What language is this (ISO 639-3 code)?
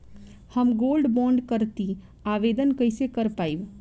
bho